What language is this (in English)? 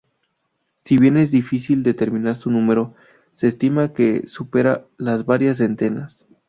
Spanish